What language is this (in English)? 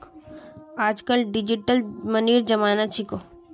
Magahi